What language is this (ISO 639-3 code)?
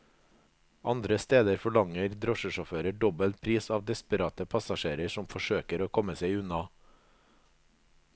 nor